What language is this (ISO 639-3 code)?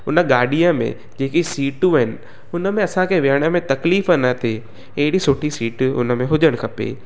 snd